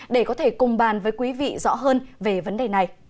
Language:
Vietnamese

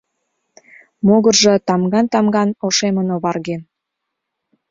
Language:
Mari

